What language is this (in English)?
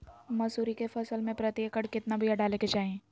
Magahi